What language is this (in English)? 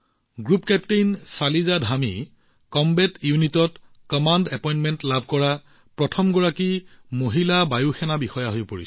Assamese